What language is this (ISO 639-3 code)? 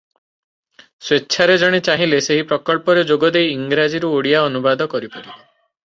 ori